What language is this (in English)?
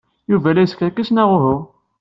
Kabyle